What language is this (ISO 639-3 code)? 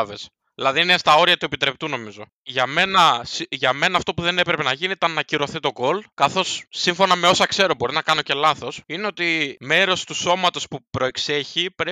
ell